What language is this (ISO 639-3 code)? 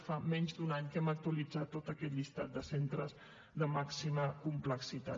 cat